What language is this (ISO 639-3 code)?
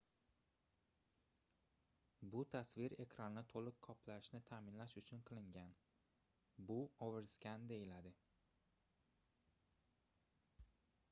uzb